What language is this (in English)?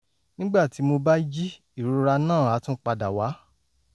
Yoruba